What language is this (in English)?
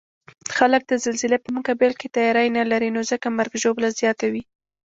Pashto